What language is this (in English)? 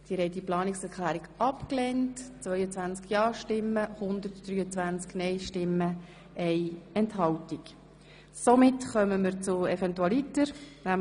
Swiss German